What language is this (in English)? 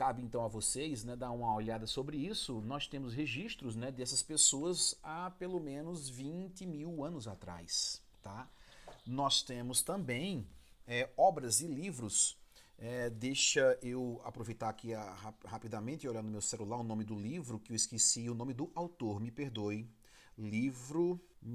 Portuguese